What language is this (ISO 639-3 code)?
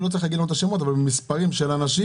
heb